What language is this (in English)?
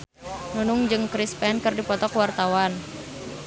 Sundanese